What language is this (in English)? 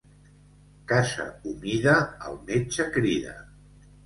Catalan